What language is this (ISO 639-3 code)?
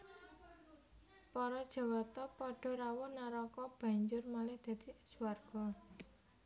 jav